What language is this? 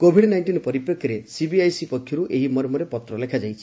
Odia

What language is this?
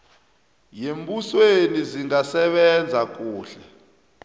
South Ndebele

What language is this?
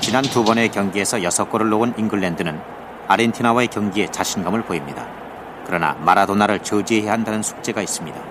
Korean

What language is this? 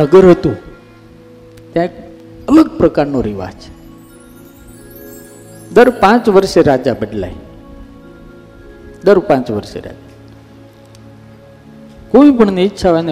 Gujarati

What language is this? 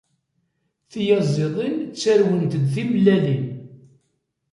Kabyle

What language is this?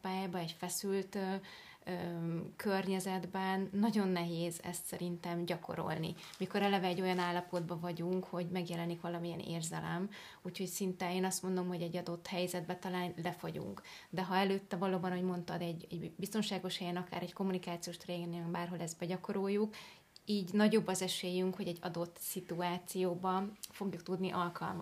Hungarian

